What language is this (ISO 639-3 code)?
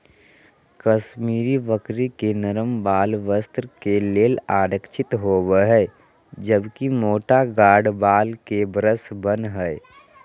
mag